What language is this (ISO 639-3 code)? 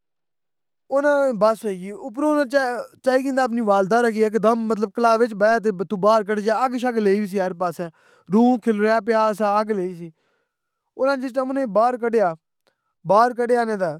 phr